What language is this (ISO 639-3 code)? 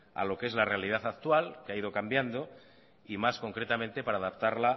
spa